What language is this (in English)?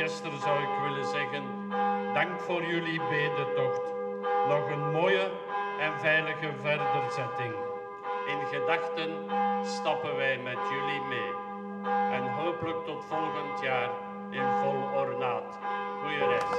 Dutch